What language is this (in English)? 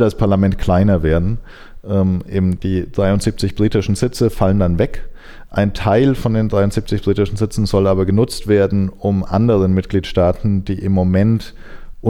German